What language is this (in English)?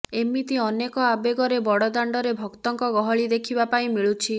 Odia